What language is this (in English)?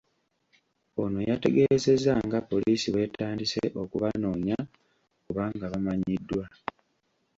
Ganda